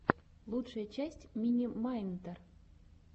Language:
Russian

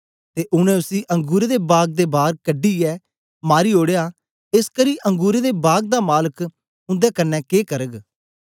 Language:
Dogri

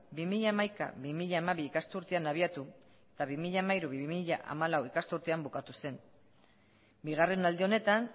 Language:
Basque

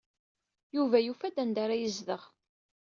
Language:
Kabyle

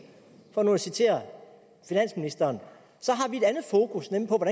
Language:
Danish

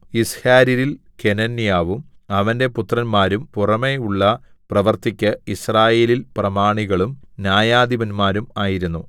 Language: Malayalam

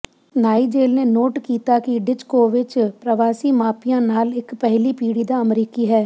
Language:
Punjabi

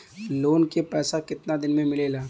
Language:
Bhojpuri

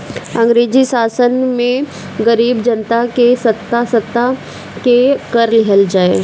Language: Bhojpuri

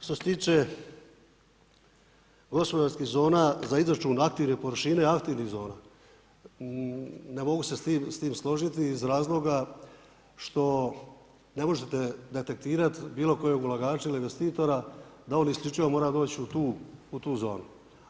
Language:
Croatian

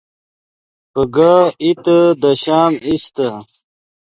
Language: Yidgha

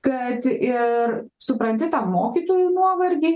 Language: Lithuanian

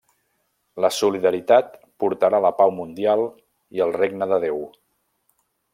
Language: Catalan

